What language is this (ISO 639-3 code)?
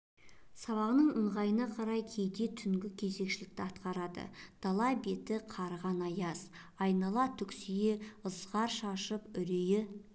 kaz